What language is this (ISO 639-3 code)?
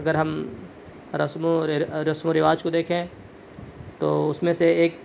urd